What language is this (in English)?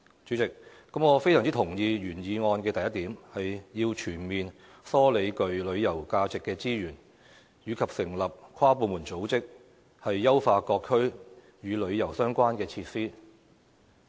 Cantonese